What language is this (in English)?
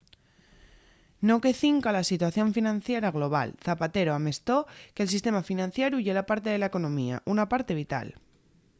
Asturian